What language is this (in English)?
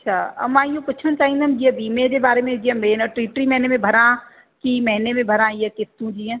Sindhi